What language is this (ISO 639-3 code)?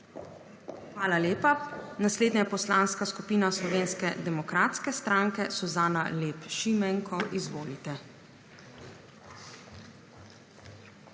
slv